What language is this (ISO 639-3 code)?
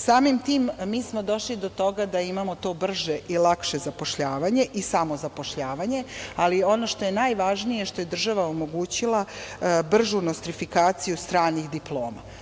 srp